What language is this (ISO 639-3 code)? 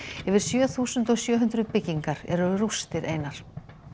isl